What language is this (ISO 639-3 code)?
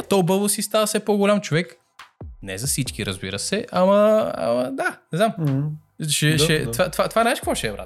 bul